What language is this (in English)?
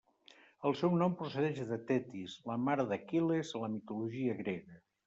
Catalan